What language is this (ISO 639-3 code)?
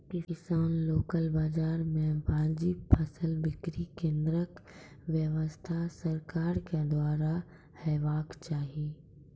mai